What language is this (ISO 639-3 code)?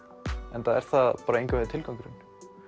isl